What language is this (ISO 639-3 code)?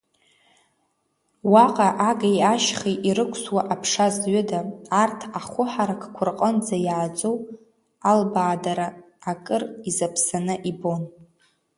abk